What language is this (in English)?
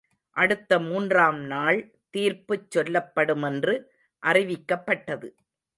Tamil